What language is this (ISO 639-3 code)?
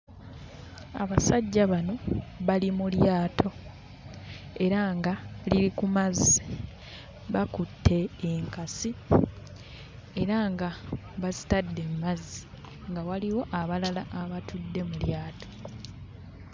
lug